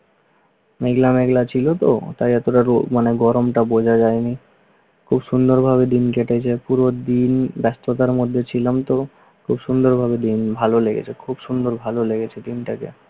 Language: Bangla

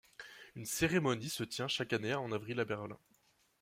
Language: French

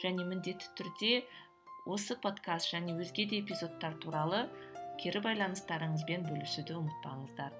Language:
Kazakh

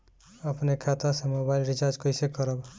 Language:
Bhojpuri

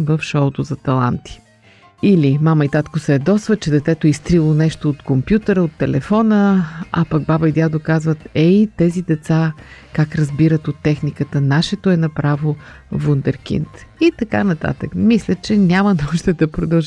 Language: Bulgarian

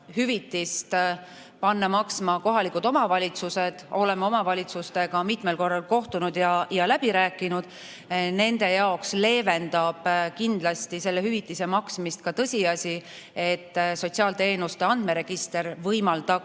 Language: Estonian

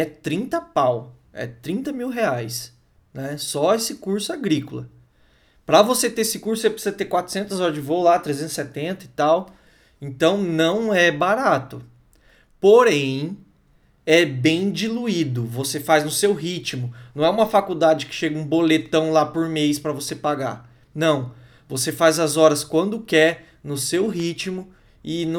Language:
Portuguese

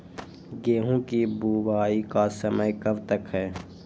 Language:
Magahi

